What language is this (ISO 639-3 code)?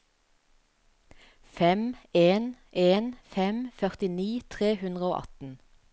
nor